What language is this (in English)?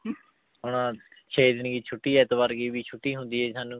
Punjabi